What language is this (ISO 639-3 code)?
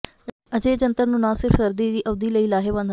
pan